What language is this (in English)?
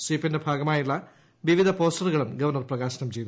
Malayalam